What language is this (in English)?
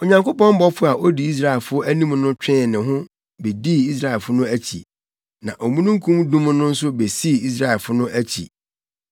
Akan